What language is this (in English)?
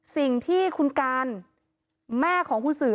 Thai